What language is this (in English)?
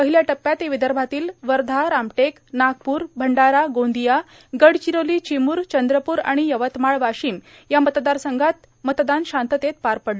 Marathi